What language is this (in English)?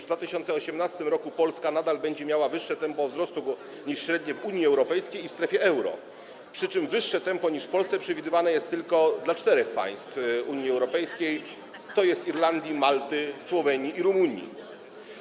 Polish